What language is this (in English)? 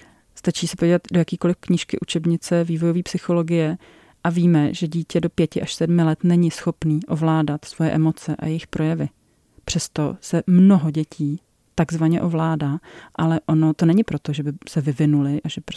Czech